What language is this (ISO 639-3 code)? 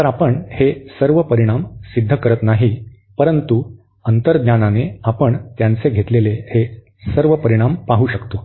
mar